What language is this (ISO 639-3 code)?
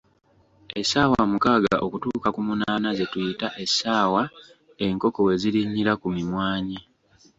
lug